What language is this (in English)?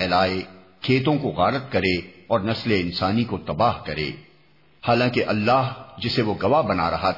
Urdu